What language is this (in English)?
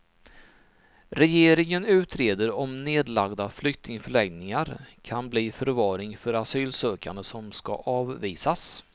Swedish